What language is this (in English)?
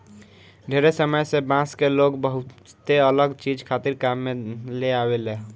Bhojpuri